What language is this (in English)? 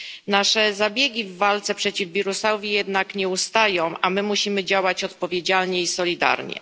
Polish